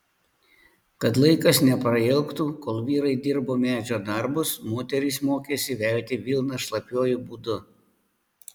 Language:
Lithuanian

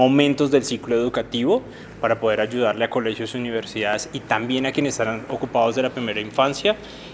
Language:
Spanish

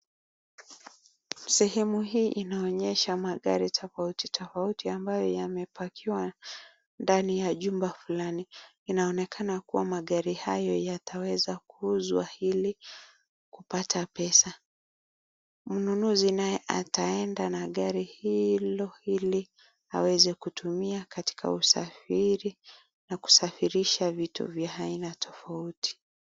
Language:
Swahili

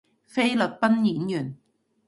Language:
Cantonese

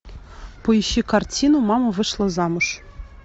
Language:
Russian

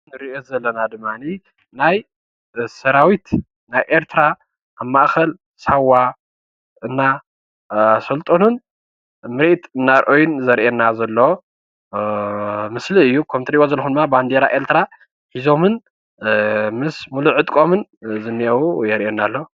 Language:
Tigrinya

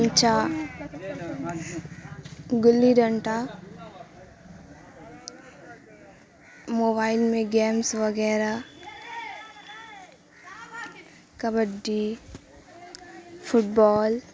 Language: Urdu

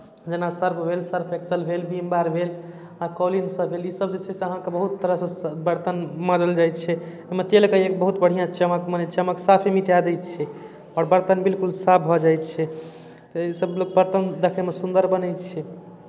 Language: Maithili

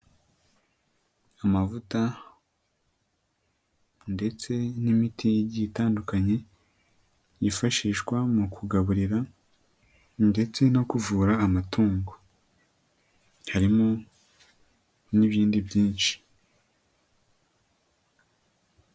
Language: Kinyarwanda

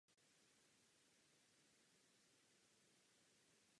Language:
Czech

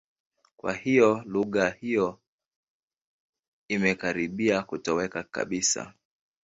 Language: Swahili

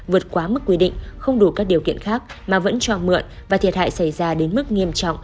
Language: Vietnamese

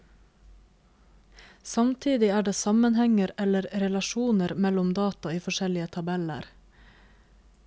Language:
Norwegian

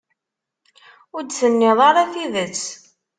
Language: Kabyle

